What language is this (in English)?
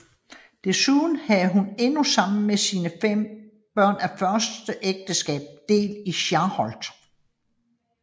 Danish